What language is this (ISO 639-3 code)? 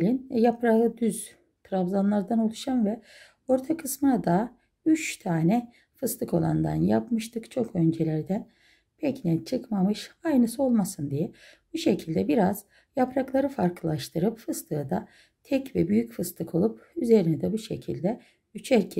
tur